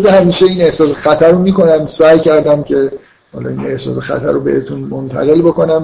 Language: Persian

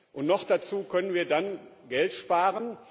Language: German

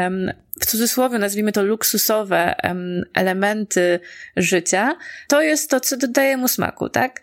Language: Polish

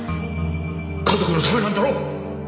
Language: Japanese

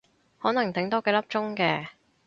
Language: Cantonese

